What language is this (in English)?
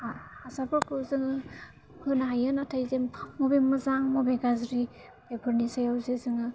Bodo